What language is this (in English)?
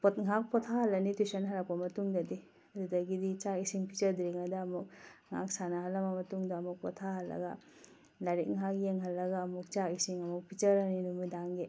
Manipuri